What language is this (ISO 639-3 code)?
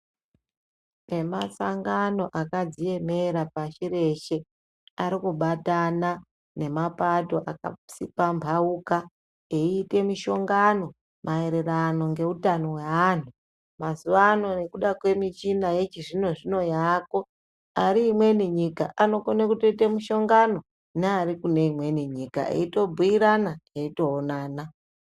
ndc